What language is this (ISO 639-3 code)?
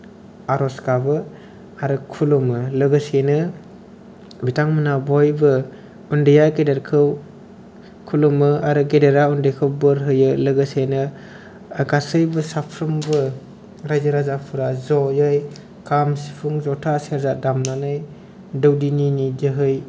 brx